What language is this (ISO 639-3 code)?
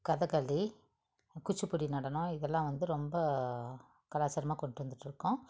tam